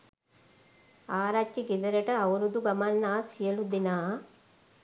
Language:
Sinhala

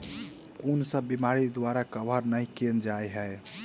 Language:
Maithili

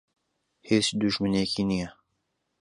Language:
Central Kurdish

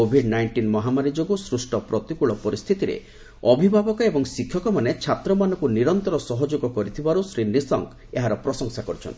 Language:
Odia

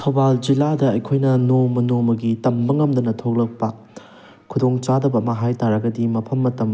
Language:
Manipuri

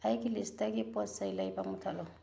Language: Manipuri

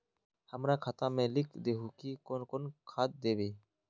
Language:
Magahi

